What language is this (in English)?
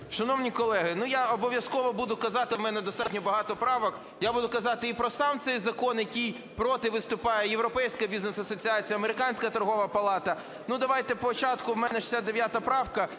Ukrainian